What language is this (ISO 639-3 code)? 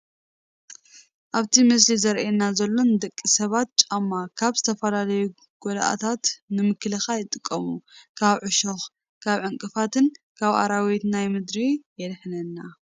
tir